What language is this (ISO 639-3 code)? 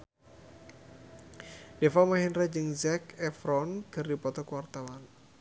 sun